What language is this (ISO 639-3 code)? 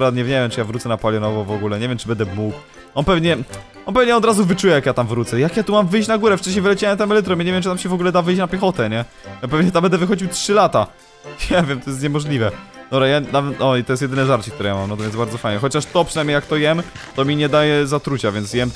pol